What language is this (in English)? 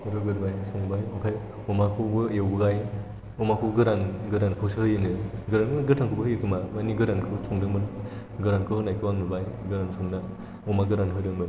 Bodo